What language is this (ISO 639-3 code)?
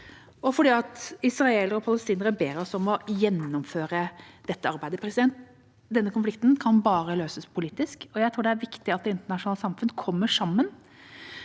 nor